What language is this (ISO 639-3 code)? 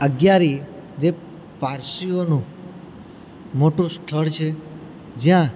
guj